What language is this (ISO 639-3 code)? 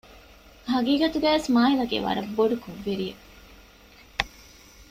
div